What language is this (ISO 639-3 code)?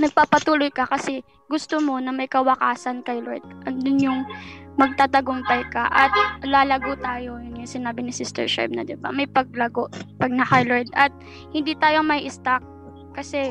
fil